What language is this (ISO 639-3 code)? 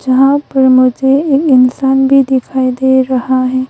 hin